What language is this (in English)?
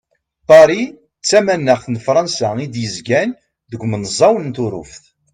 Kabyle